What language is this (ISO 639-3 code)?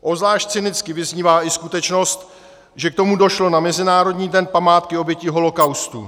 ces